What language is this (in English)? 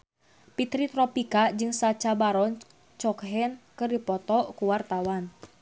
Sundanese